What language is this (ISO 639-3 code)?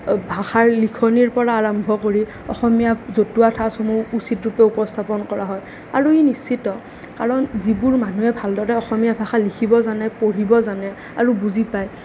asm